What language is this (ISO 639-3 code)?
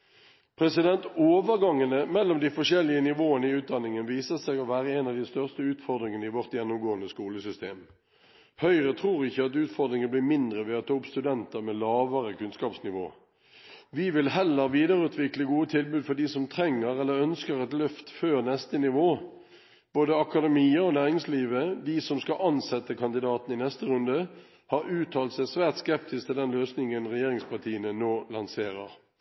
nob